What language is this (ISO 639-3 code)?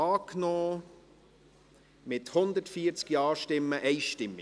gsw